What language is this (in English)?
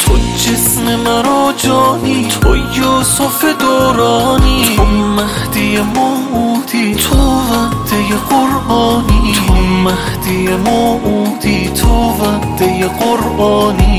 Persian